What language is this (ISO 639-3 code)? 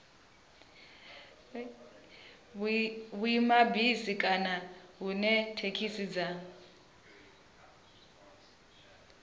ven